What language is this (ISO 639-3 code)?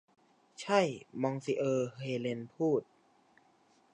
tha